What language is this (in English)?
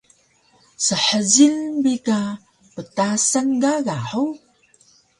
Taroko